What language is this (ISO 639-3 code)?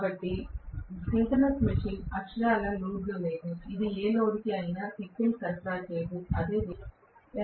tel